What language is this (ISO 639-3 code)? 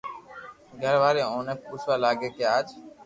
lrk